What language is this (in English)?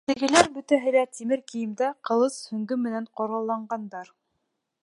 Bashkir